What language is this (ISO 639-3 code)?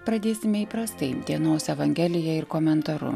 lit